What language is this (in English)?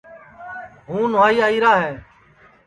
Sansi